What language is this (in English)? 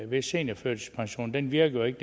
Danish